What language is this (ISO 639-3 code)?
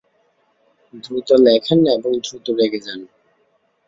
ben